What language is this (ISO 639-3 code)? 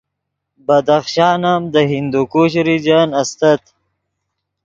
ydg